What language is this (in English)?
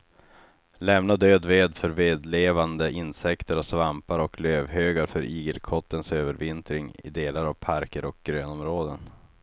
Swedish